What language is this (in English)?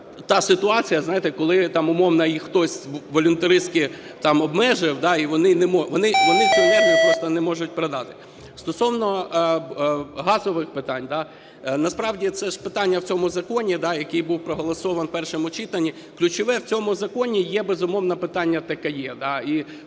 Ukrainian